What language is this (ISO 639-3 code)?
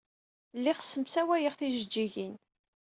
kab